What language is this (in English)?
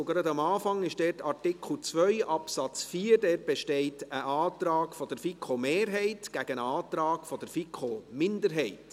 Swiss German